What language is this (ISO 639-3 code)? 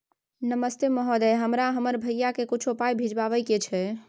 mai